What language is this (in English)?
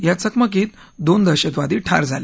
Marathi